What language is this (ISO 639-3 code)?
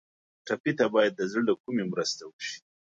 pus